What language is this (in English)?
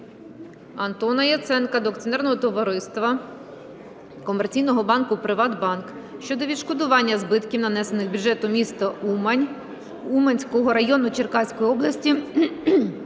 Ukrainian